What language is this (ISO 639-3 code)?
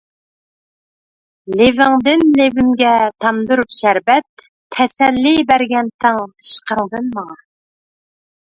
uig